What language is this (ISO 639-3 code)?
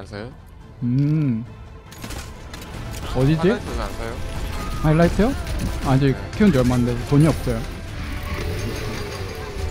kor